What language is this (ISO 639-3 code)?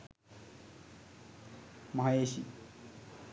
sin